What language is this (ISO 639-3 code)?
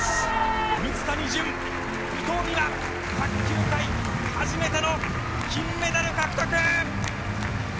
jpn